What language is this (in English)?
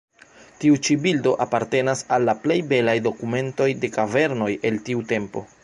Esperanto